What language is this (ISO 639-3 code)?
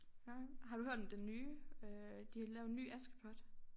dan